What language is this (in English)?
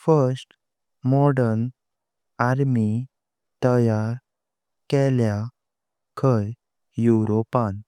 Konkani